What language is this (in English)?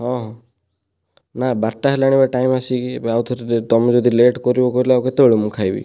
Odia